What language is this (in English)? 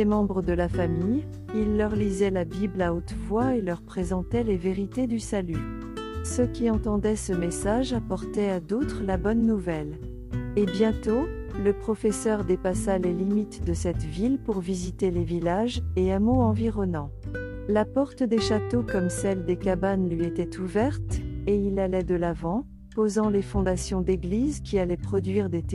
French